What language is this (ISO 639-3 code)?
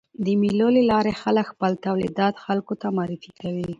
pus